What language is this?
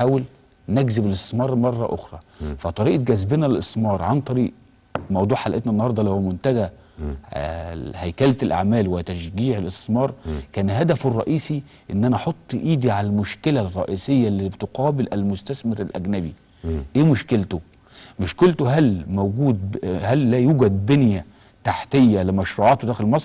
Arabic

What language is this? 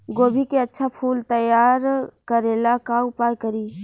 Bhojpuri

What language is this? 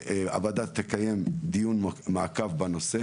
Hebrew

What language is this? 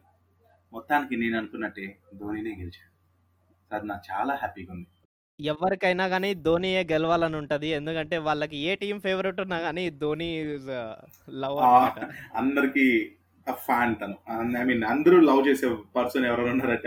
Telugu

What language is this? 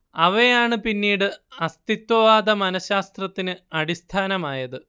Malayalam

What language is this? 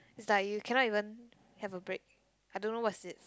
English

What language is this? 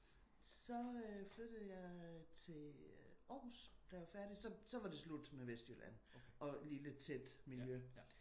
Danish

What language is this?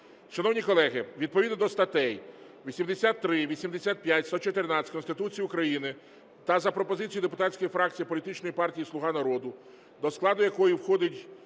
Ukrainian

